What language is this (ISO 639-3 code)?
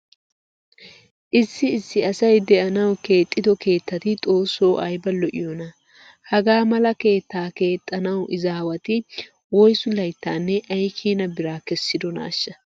wal